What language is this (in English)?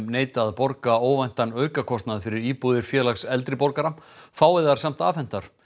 Icelandic